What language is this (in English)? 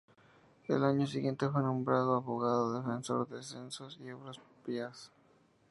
Spanish